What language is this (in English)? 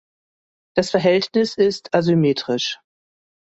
German